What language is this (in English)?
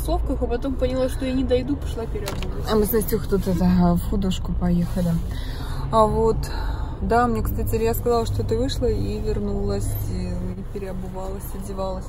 Russian